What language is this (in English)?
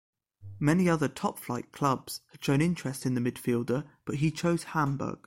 English